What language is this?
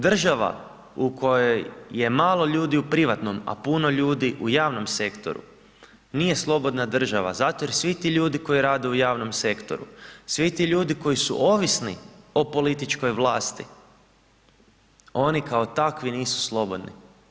Croatian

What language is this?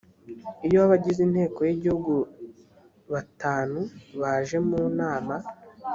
Kinyarwanda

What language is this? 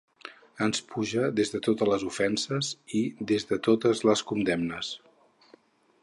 Catalan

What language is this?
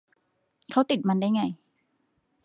Thai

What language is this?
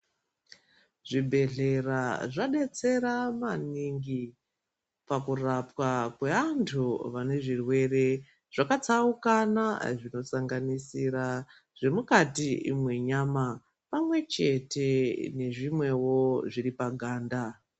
Ndau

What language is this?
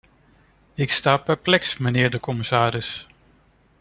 Dutch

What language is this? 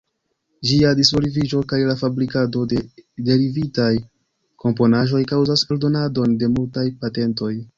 Esperanto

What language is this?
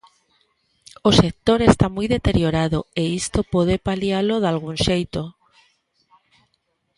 Galician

